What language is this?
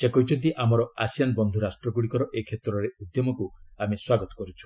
Odia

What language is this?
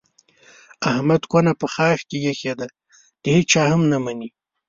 Pashto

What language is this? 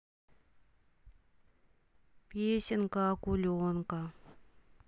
Russian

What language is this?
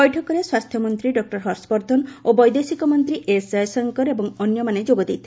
Odia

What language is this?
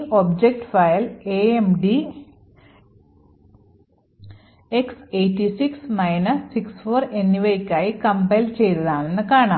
Malayalam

